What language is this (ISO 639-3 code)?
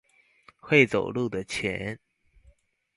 zho